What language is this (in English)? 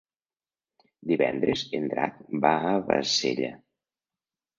Catalan